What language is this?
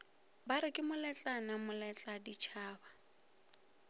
Northern Sotho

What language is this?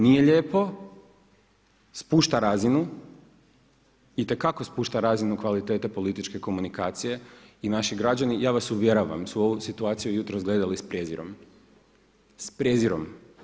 Croatian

